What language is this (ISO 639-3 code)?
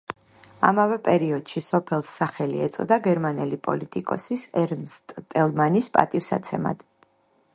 kat